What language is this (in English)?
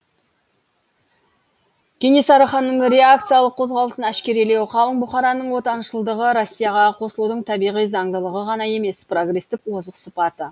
Kazakh